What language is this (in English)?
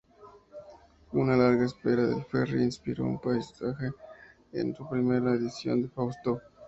Spanish